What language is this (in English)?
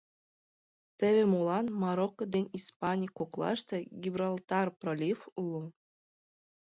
Mari